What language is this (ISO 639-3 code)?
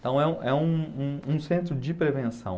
por